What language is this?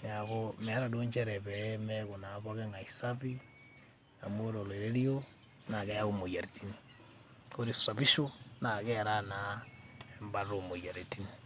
Masai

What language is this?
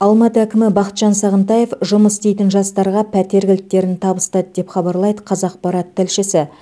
Kazakh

